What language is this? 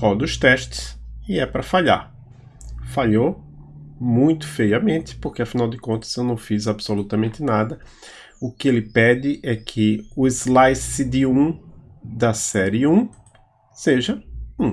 Portuguese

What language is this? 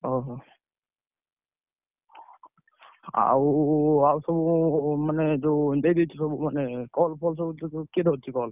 Odia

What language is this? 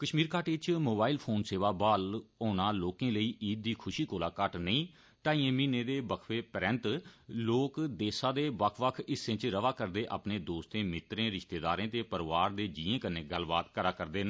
Dogri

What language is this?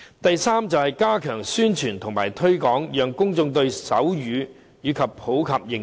Cantonese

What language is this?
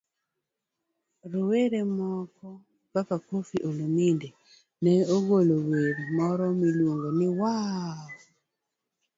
Luo (Kenya and Tanzania)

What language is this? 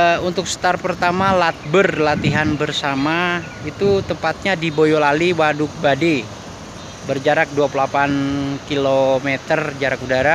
Indonesian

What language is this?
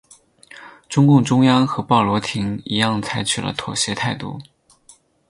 Chinese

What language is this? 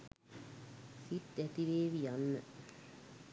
Sinhala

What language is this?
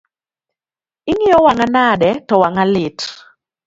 Luo (Kenya and Tanzania)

